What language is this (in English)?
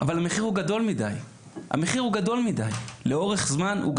Hebrew